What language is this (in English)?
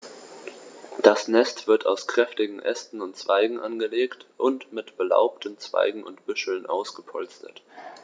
German